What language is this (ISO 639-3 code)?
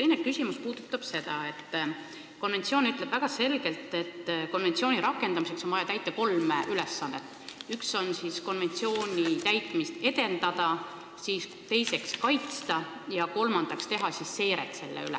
est